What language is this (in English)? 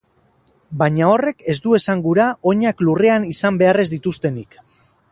Basque